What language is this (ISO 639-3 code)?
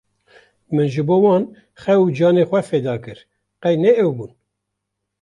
kur